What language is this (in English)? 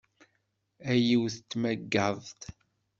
Kabyle